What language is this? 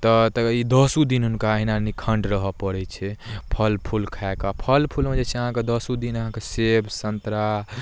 Maithili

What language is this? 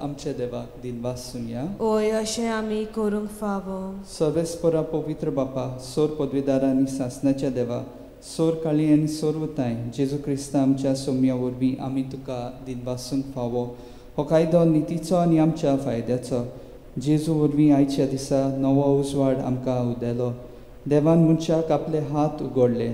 Romanian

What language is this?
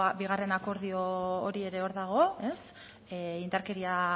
Basque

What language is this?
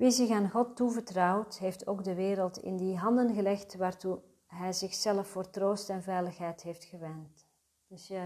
Dutch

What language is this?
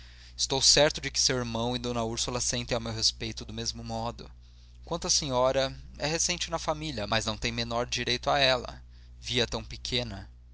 Portuguese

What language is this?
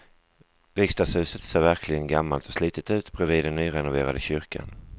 Swedish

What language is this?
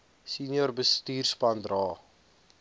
Afrikaans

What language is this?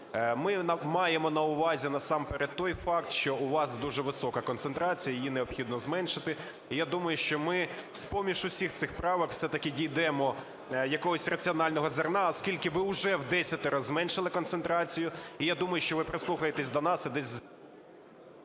Ukrainian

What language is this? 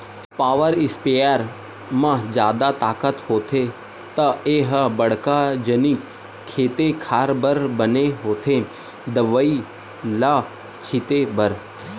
Chhattisgarhi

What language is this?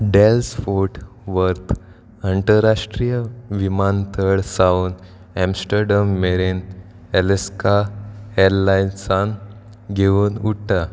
Konkani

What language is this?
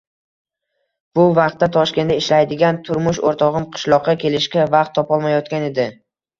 Uzbek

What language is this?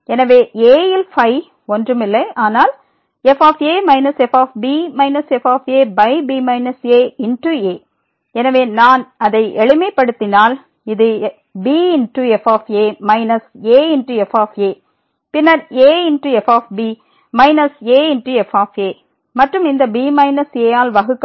Tamil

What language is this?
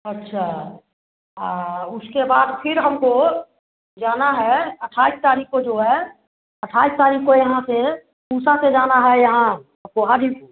Hindi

